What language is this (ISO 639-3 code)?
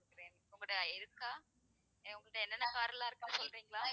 tam